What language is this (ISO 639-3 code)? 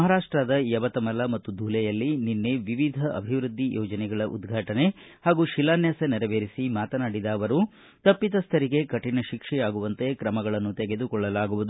kan